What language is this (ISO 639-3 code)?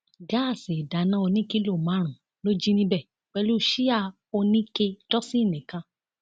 yor